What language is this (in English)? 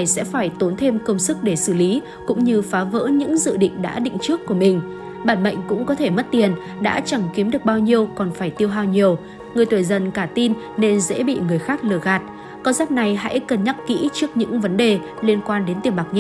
Vietnamese